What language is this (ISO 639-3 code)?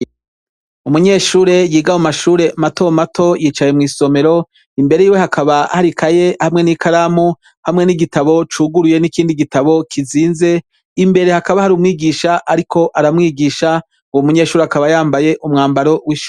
run